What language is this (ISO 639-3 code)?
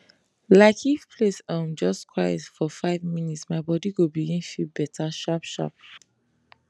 pcm